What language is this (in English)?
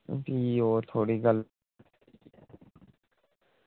Dogri